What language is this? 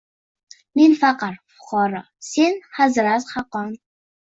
Uzbek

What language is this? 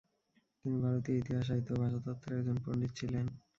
Bangla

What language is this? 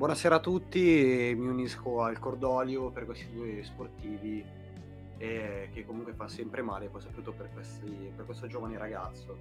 Italian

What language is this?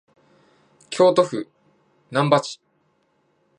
Japanese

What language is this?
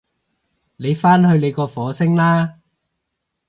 Cantonese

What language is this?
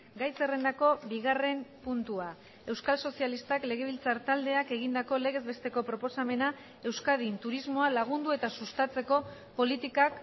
Basque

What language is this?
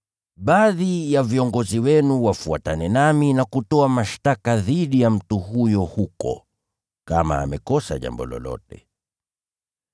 Swahili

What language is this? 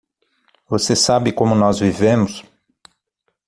Portuguese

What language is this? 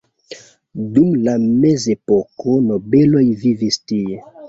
Esperanto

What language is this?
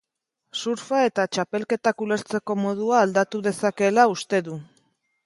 Basque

